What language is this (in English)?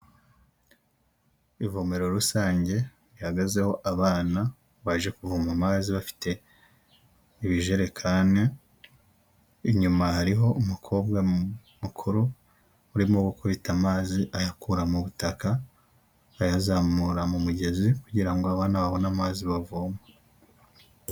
Kinyarwanda